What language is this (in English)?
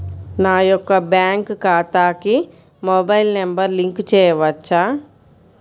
Telugu